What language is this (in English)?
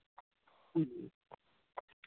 Santali